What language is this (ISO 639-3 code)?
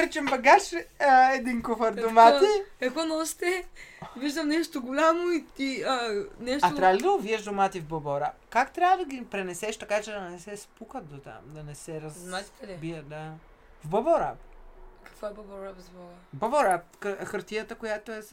bul